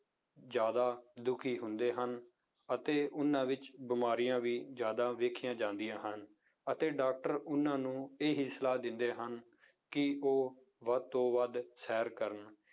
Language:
Punjabi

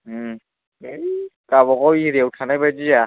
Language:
Bodo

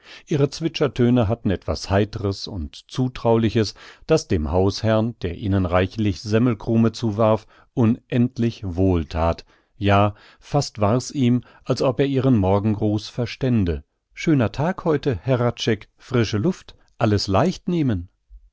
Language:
German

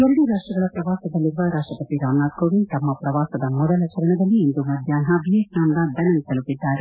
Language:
Kannada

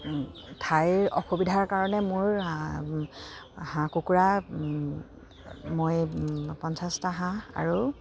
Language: Assamese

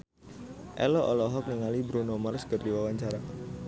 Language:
Sundanese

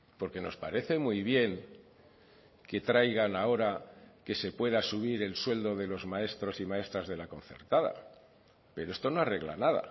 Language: Spanish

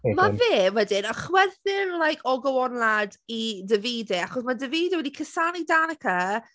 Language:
Welsh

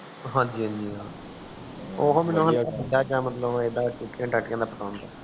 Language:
Punjabi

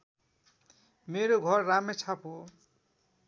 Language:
Nepali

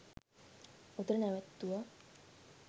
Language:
Sinhala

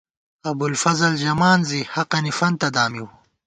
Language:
Gawar-Bati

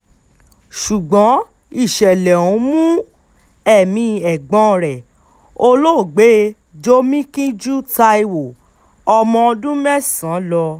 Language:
Yoruba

